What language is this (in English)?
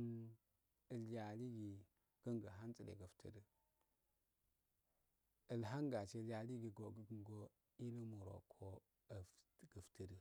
Afade